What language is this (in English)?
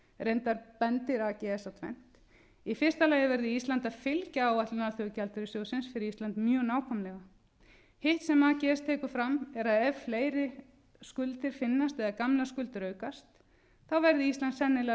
Icelandic